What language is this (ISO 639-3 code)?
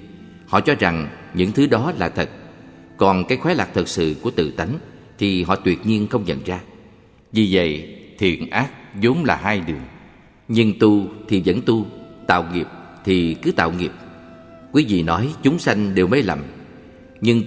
vie